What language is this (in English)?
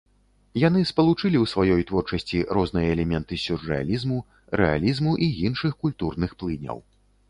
Belarusian